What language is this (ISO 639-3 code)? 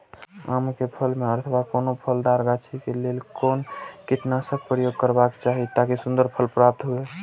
mai